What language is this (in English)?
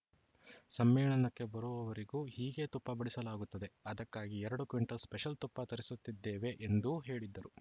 Kannada